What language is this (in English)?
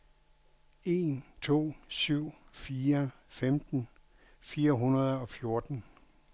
Danish